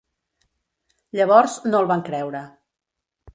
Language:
Catalan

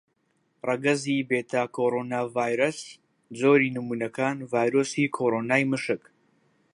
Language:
Central Kurdish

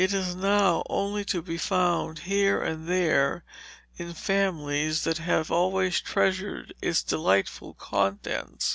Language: English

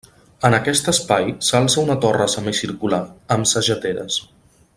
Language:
Catalan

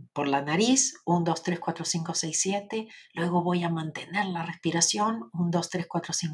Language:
Spanish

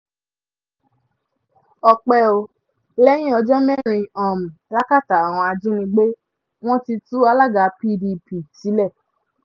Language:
Yoruba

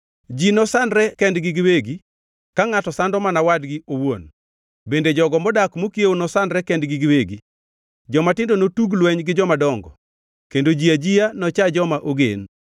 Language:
Luo (Kenya and Tanzania)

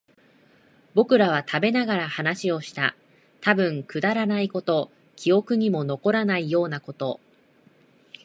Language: Japanese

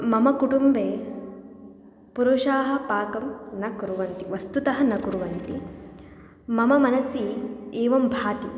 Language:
Sanskrit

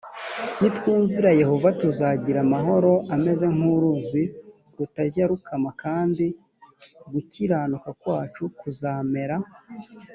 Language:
Kinyarwanda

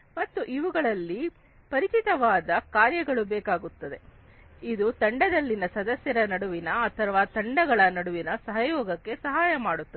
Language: Kannada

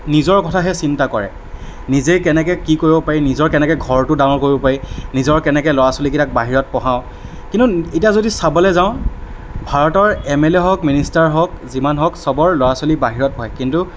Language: Assamese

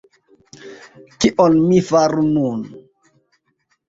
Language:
Esperanto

